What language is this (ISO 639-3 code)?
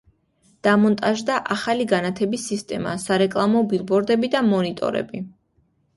kat